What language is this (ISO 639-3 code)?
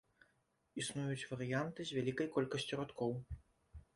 bel